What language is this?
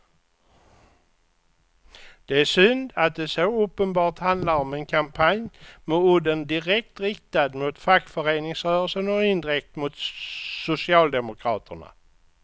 Swedish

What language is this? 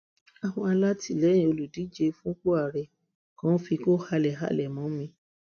Yoruba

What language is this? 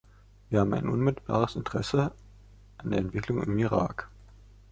German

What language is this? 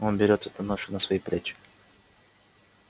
Russian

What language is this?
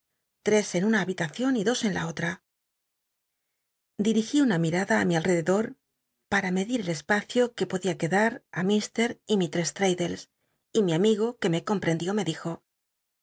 Spanish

